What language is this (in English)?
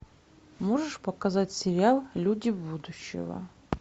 Russian